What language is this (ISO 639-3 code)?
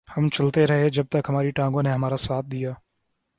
urd